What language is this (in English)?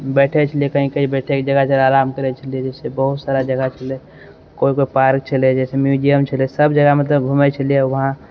Maithili